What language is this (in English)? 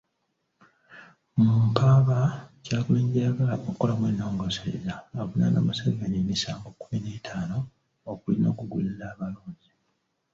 Ganda